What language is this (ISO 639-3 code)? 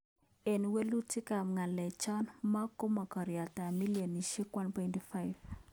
kln